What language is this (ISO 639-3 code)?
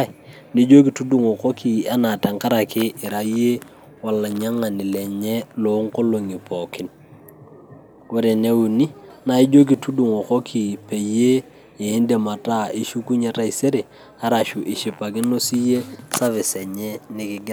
mas